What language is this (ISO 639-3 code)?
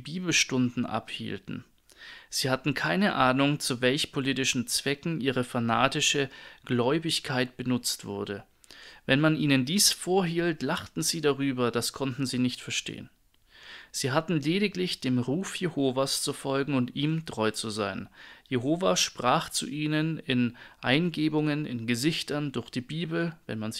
deu